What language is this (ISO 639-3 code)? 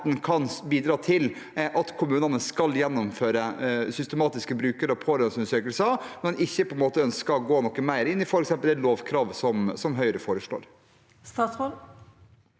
nor